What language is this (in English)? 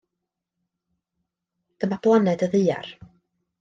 Welsh